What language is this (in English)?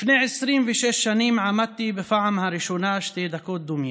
Hebrew